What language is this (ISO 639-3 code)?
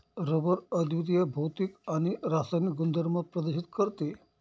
mar